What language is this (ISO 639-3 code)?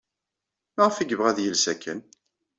kab